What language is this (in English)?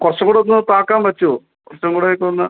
Malayalam